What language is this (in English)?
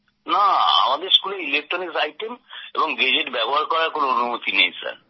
Bangla